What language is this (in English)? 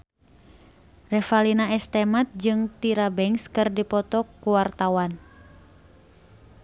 Sundanese